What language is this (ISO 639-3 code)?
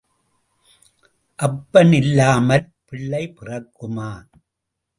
tam